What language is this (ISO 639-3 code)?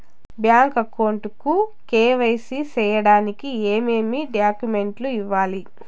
tel